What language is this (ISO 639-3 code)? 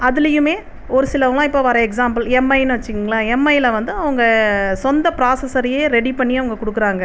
tam